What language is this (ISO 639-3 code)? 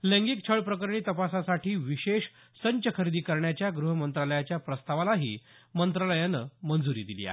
mar